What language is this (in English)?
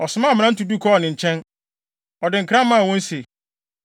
Akan